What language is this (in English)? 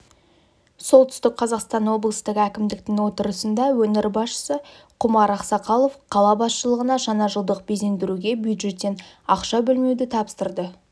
Kazakh